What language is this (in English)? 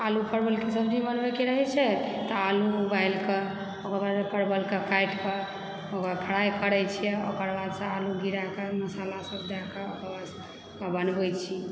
Maithili